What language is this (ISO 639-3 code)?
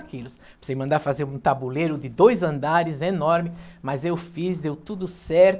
por